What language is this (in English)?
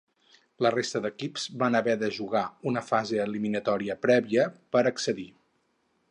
Catalan